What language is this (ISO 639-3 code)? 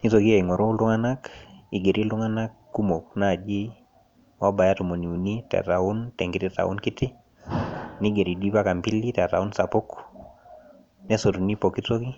mas